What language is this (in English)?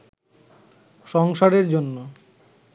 Bangla